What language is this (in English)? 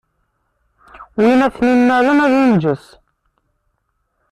Kabyle